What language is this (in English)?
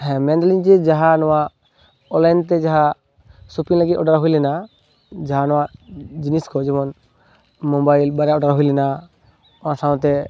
Santali